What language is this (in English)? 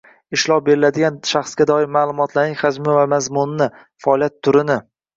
Uzbek